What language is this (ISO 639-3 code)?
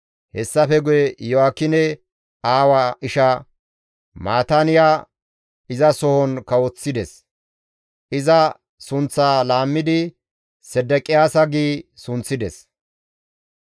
gmv